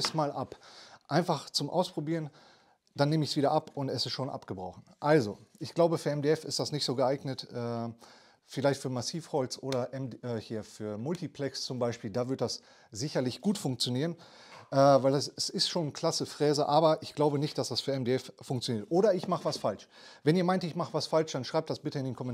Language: German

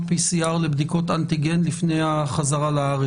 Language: Hebrew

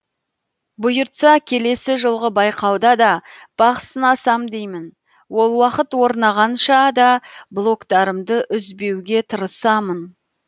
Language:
Kazakh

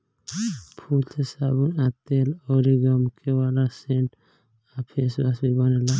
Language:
Bhojpuri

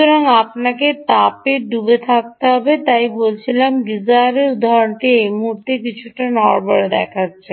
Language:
Bangla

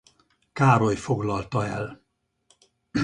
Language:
Hungarian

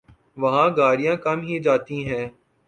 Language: Urdu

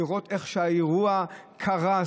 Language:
Hebrew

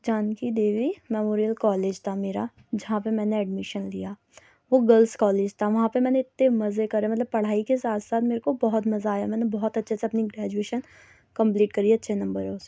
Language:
Urdu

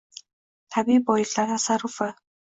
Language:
Uzbek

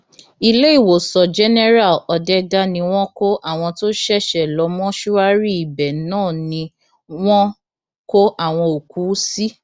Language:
Yoruba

